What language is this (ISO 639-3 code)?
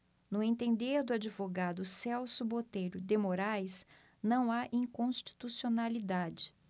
por